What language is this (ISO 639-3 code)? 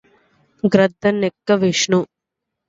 tel